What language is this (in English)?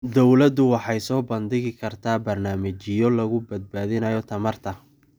Somali